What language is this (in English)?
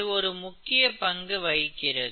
Tamil